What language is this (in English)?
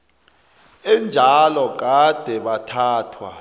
South Ndebele